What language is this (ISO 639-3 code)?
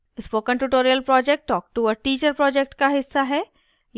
hin